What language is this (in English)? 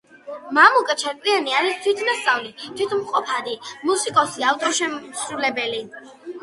Georgian